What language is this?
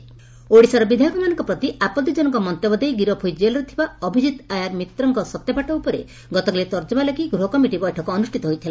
Odia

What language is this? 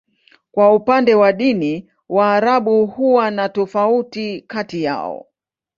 Swahili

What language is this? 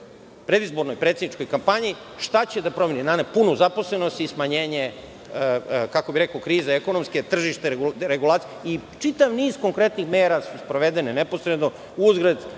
Serbian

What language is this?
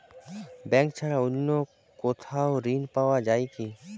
Bangla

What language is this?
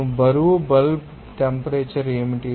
Telugu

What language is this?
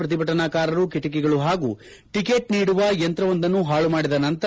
Kannada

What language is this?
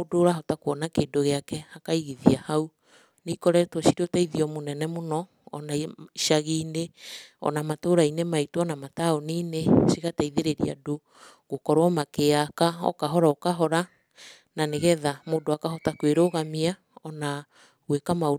Kikuyu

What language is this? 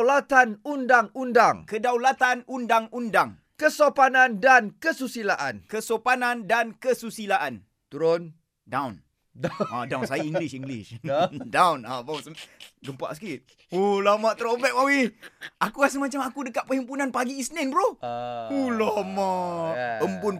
Malay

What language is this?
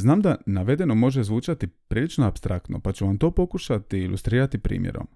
Croatian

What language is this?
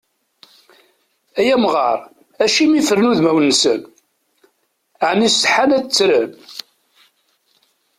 Kabyle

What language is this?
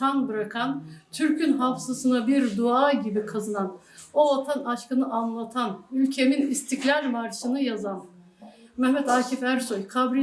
Turkish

